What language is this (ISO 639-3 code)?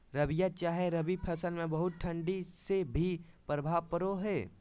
mag